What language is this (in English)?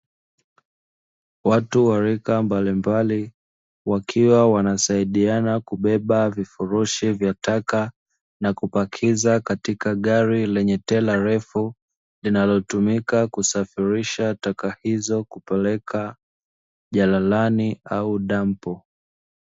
Swahili